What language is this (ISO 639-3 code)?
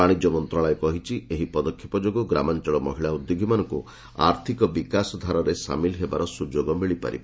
ori